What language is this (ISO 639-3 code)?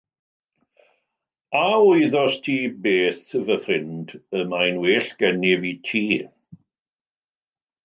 cym